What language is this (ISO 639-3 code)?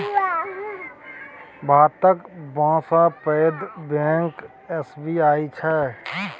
mai